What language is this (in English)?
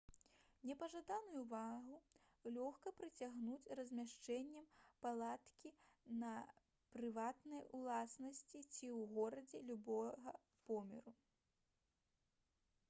Belarusian